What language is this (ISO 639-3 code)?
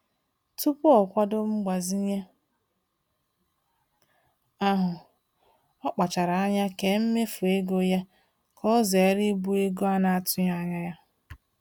ibo